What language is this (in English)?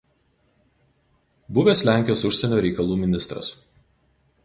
Lithuanian